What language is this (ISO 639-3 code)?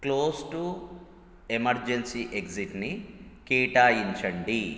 tel